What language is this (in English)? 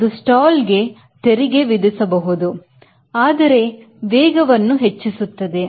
Kannada